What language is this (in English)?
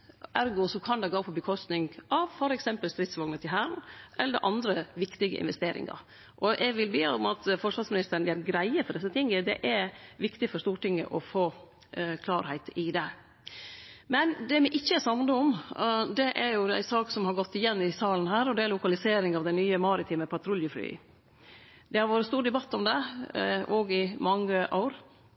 Norwegian Nynorsk